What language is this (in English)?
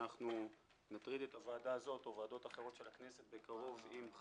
Hebrew